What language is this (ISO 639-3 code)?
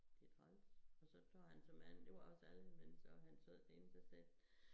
dan